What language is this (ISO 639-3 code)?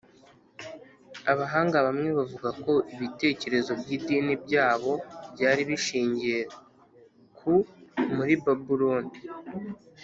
kin